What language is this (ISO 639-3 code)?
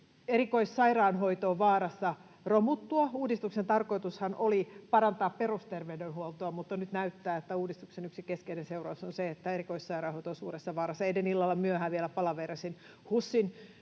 fin